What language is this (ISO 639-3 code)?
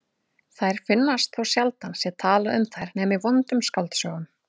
isl